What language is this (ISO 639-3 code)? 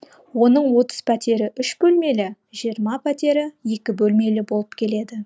kaz